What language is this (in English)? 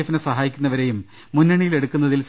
Malayalam